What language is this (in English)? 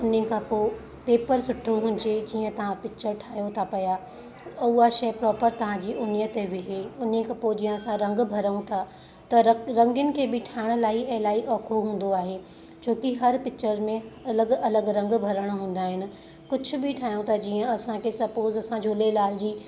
Sindhi